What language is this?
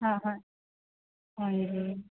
Punjabi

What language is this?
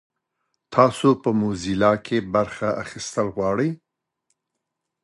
Pashto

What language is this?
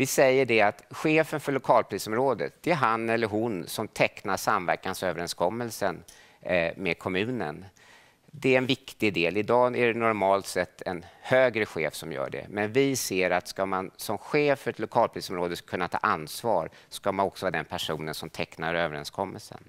Swedish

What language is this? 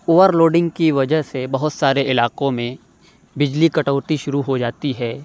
Urdu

